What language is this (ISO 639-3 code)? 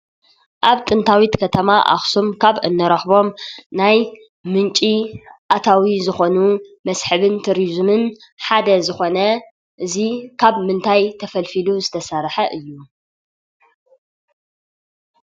tir